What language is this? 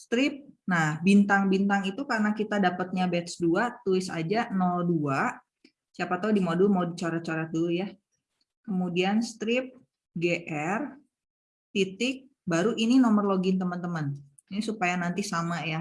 Indonesian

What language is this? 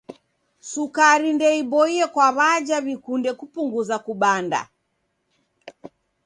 Taita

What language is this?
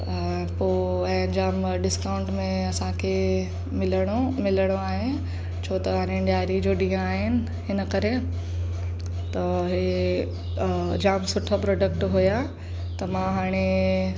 Sindhi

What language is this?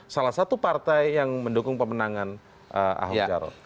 Indonesian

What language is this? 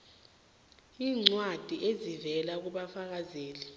South Ndebele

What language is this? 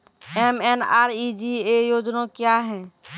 Maithili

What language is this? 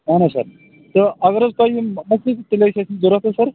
Kashmiri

